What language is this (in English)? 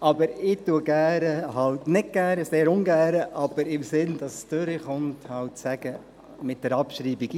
Swiss German